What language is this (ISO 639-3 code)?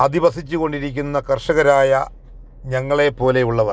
mal